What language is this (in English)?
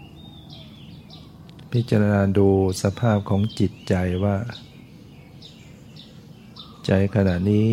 Thai